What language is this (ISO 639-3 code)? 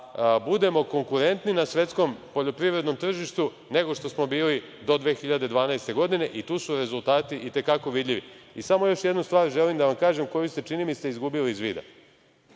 srp